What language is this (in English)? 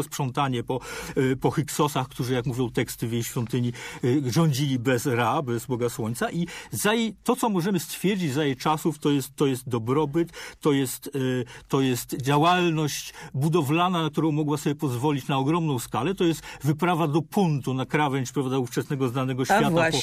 Polish